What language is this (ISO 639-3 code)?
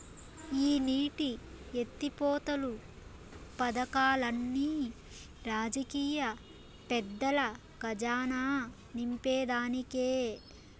tel